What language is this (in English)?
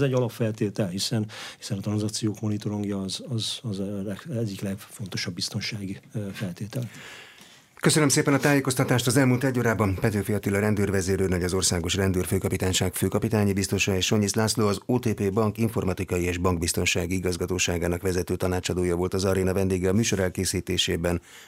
Hungarian